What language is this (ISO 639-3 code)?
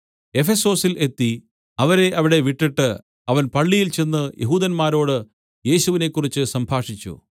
mal